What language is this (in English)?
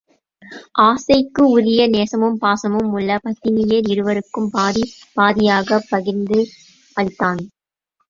Tamil